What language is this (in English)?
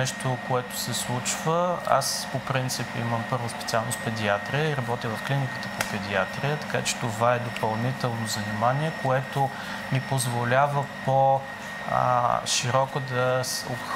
Bulgarian